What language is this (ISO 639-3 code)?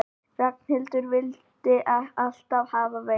isl